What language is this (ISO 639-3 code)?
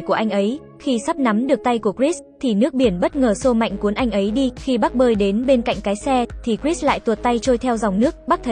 vie